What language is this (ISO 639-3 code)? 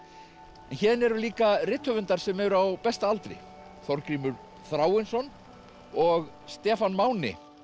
isl